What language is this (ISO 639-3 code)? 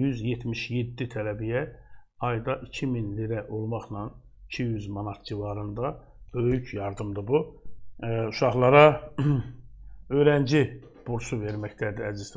tur